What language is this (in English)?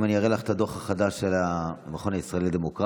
Hebrew